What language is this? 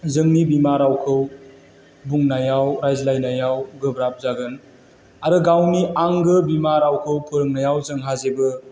Bodo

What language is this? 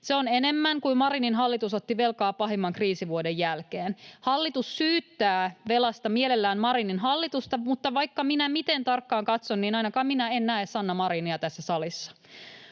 Finnish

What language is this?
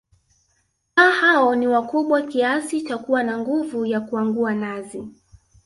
Swahili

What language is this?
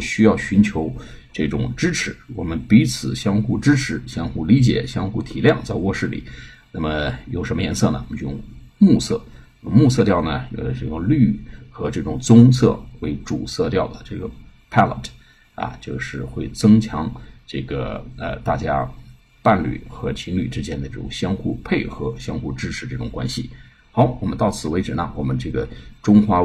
Chinese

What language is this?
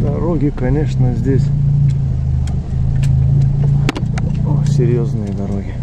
Russian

